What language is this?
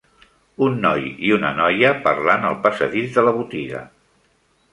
Catalan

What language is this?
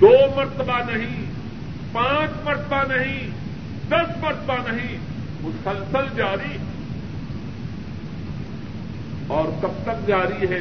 Urdu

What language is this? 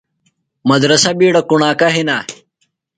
Phalura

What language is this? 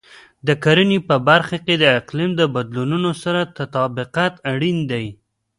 Pashto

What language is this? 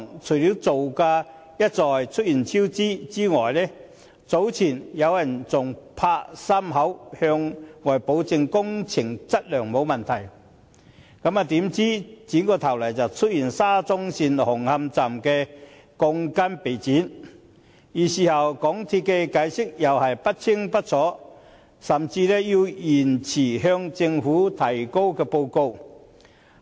Cantonese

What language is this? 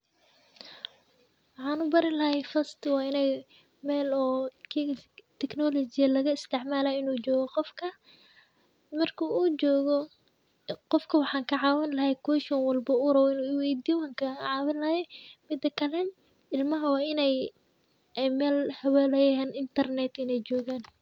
Somali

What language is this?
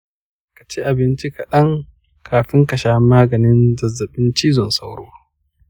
Hausa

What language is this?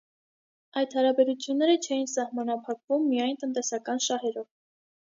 Armenian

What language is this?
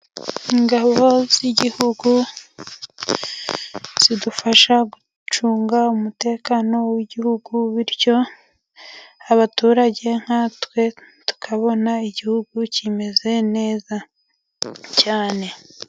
Kinyarwanda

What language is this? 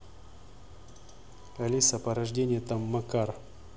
Russian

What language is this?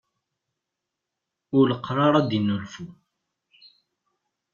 Kabyle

